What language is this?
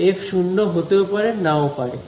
Bangla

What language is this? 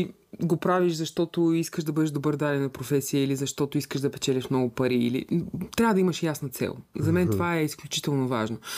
Bulgarian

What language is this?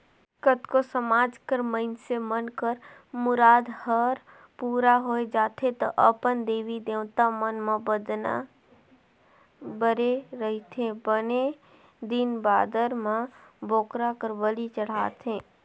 Chhattisgarhi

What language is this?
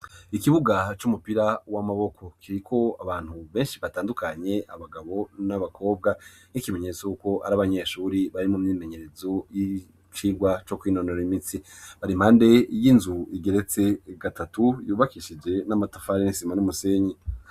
Rundi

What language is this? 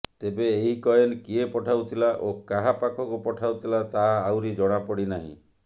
Odia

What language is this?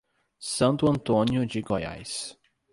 Portuguese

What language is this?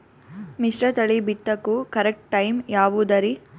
Kannada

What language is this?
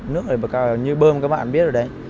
Vietnamese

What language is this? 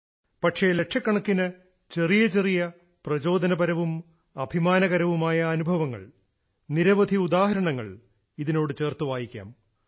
Malayalam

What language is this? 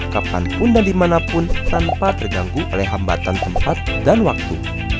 Indonesian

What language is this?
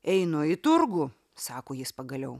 Lithuanian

